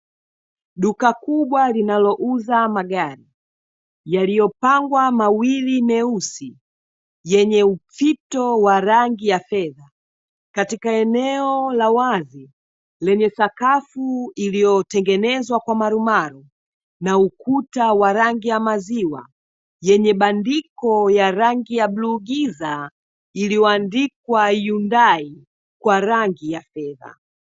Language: Swahili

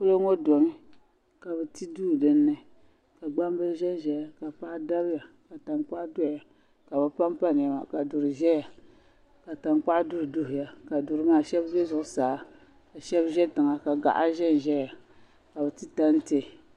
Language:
Dagbani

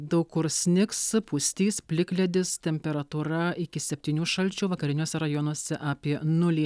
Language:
Lithuanian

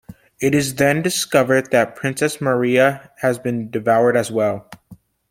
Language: English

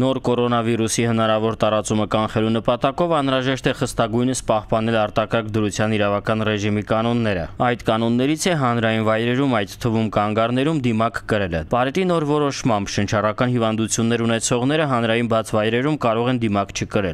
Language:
Romanian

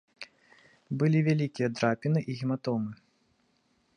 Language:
Belarusian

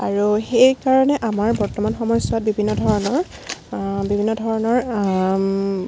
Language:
Assamese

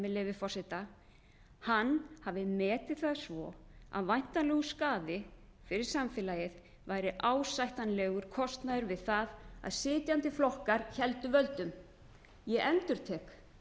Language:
Icelandic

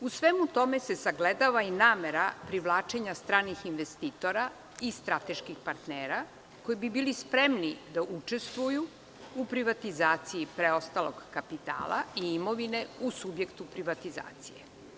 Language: Serbian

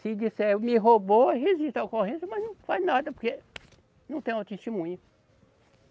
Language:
Portuguese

